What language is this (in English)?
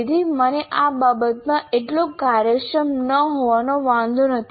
Gujarati